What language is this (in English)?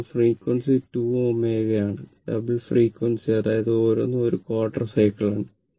Malayalam